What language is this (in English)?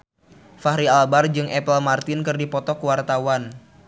Sundanese